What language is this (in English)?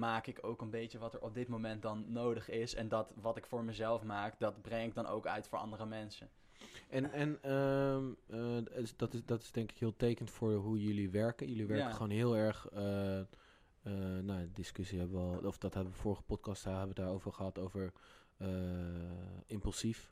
Dutch